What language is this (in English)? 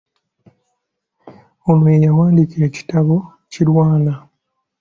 Ganda